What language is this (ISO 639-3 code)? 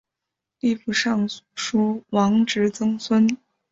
zho